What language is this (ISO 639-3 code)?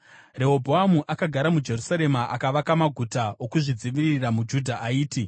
sna